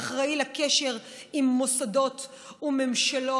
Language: Hebrew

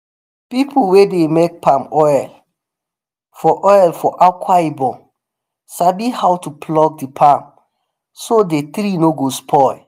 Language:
Nigerian Pidgin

